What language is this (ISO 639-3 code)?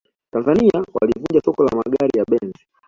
swa